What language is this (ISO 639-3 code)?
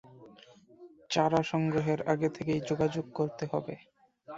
ben